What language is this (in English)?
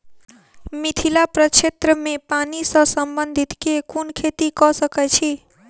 Maithili